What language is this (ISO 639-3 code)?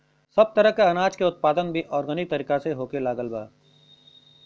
bho